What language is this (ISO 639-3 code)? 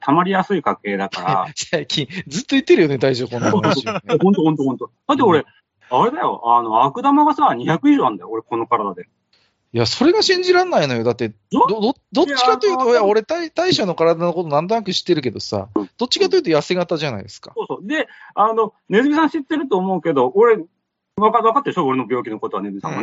jpn